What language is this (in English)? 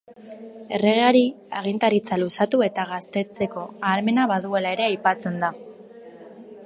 Basque